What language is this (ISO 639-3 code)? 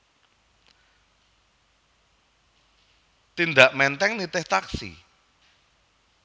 jav